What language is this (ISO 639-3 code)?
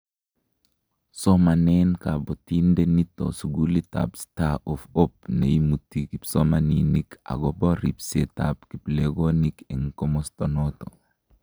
kln